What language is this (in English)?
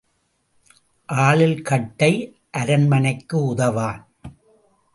Tamil